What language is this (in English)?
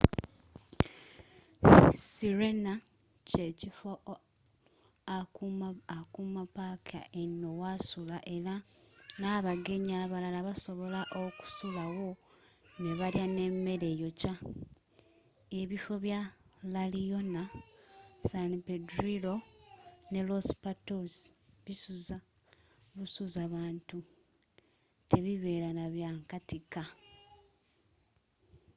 Ganda